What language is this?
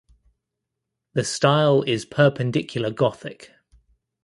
English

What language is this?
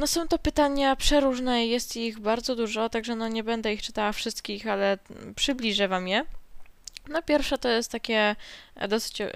Polish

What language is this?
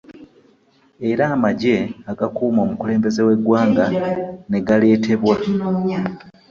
Ganda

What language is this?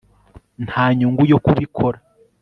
Kinyarwanda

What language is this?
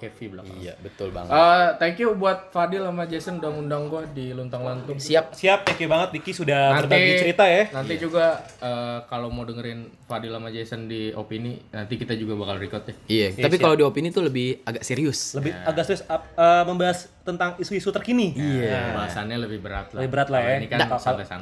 Indonesian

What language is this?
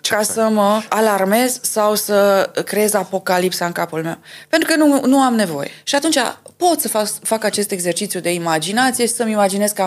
Romanian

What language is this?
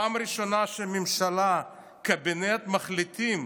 Hebrew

